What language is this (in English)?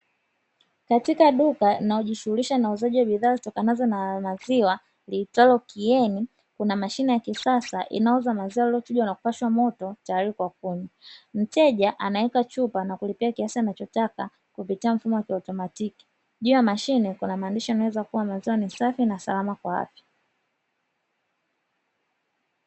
Swahili